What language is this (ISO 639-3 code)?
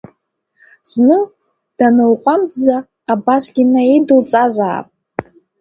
abk